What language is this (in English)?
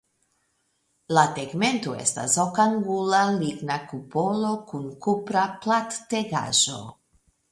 Esperanto